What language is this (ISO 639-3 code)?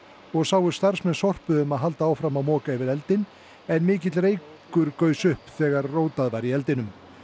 isl